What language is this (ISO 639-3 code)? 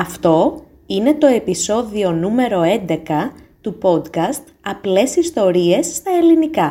ell